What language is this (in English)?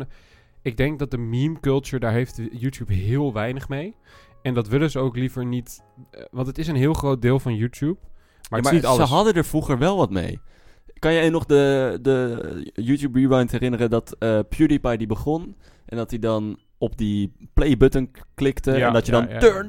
Dutch